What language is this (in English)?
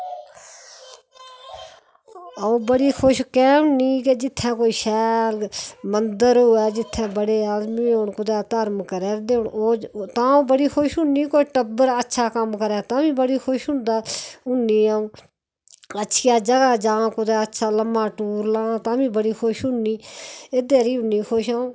Dogri